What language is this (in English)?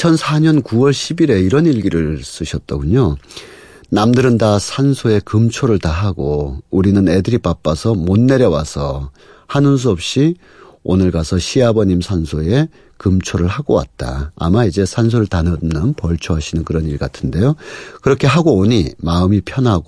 Korean